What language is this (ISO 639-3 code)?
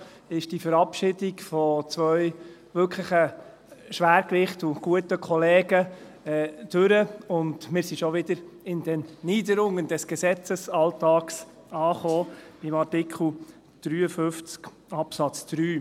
gsw